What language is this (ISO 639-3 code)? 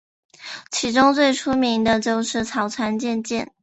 zho